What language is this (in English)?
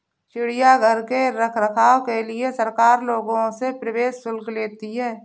Hindi